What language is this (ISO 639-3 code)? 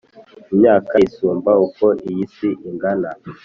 kin